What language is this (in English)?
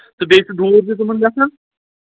Kashmiri